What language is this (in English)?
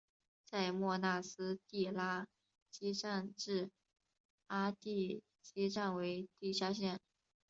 Chinese